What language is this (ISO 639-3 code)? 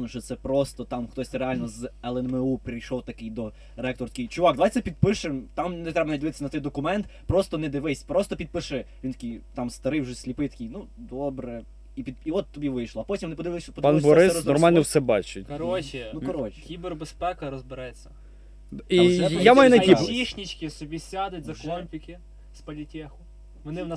ukr